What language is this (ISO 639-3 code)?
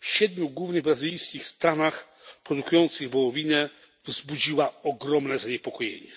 pol